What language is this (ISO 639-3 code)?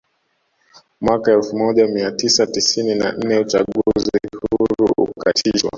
swa